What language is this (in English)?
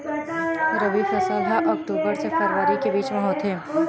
Chhattisgarhi